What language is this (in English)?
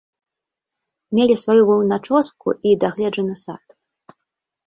Belarusian